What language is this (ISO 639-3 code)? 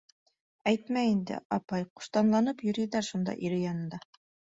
bak